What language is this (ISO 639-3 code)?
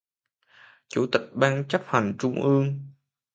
vie